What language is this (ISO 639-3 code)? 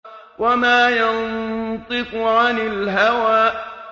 ara